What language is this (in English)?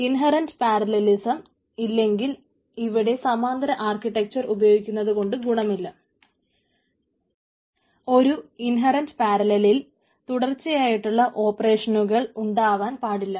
Malayalam